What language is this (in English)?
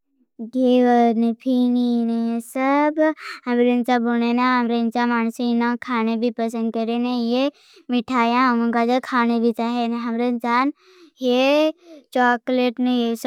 Bhili